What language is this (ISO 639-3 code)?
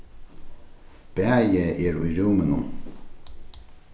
fao